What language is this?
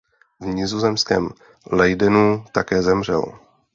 Czech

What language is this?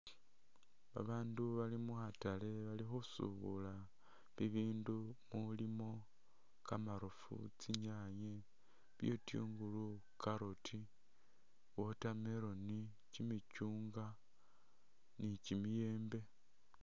Masaaba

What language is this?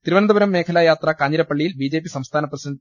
Malayalam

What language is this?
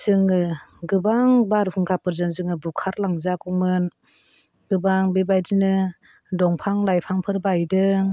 Bodo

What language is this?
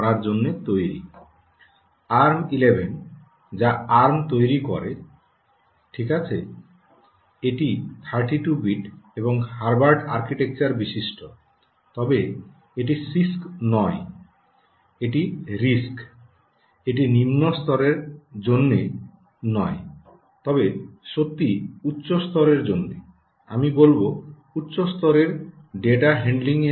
Bangla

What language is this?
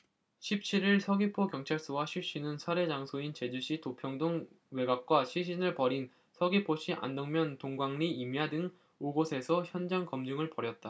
Korean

